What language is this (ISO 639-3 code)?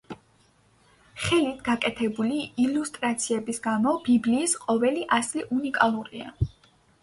kat